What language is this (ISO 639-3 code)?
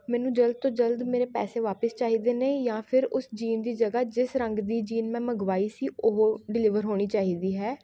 pan